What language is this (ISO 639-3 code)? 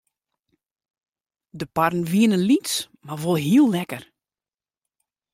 fry